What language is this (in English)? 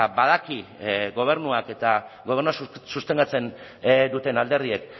Basque